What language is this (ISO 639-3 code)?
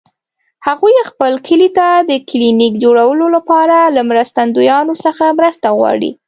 pus